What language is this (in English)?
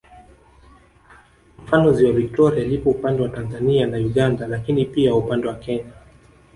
Swahili